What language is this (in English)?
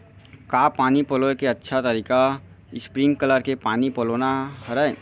Chhattisgarhi